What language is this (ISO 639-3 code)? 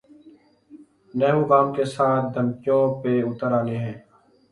urd